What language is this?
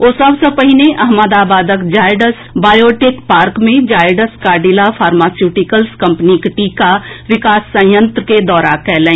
Maithili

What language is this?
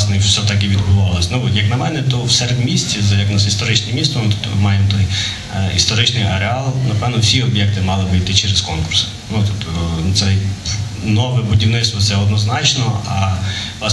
Ukrainian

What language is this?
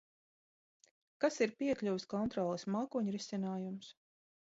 Latvian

